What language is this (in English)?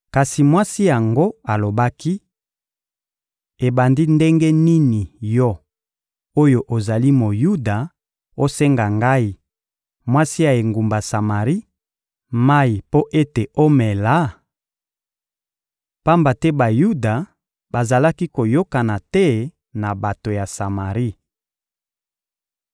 Lingala